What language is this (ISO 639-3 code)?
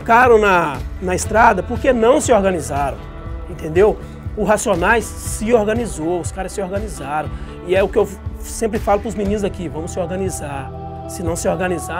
por